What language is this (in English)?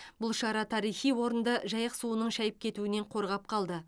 Kazakh